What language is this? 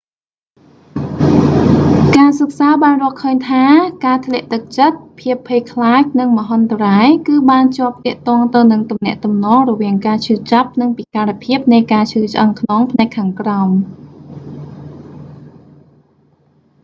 Khmer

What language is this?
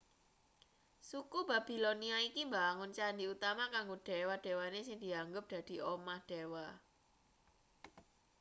Javanese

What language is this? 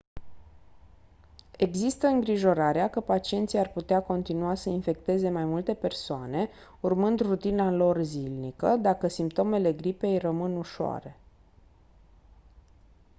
Romanian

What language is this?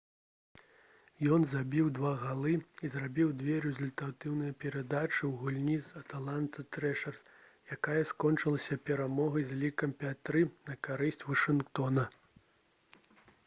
Belarusian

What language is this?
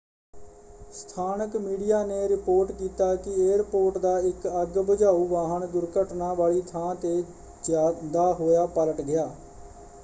Punjabi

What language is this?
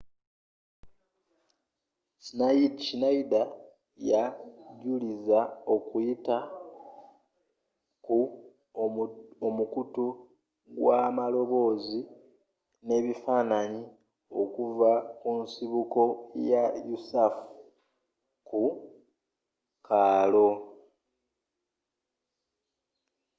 Ganda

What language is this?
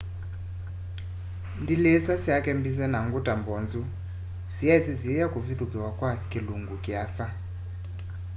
Kamba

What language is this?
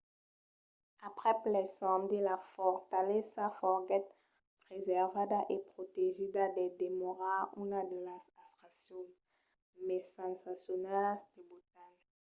Occitan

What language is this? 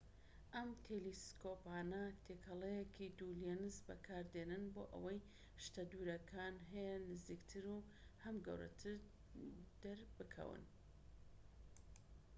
Central Kurdish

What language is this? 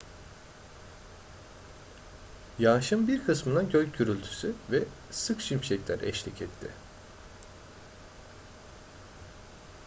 Turkish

